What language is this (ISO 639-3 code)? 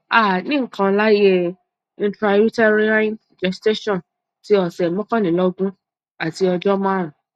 yor